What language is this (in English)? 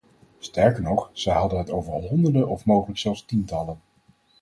Dutch